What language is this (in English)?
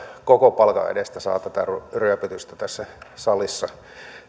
Finnish